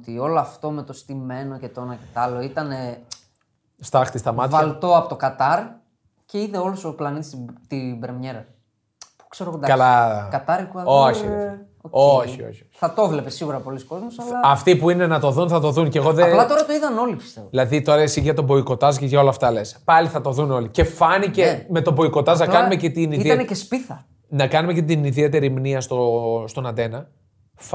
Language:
Greek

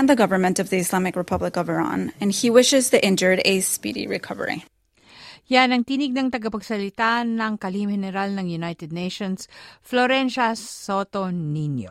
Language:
Filipino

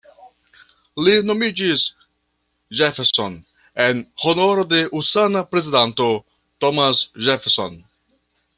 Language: Esperanto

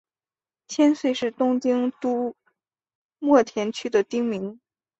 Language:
Chinese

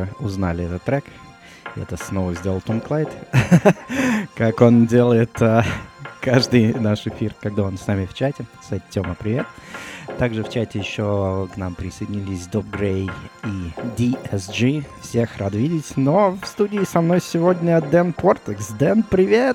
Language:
Russian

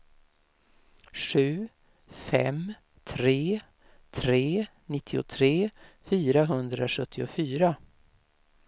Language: Swedish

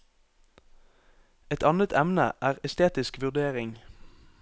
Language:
Norwegian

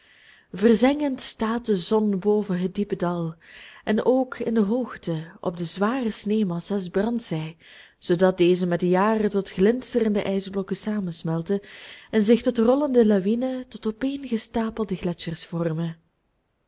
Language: Dutch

